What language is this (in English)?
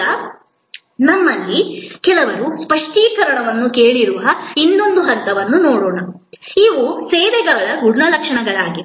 Kannada